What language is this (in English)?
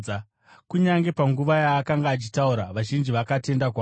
Shona